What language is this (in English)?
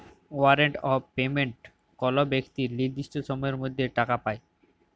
Bangla